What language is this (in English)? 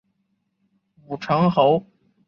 Chinese